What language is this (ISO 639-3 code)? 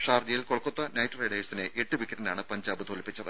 mal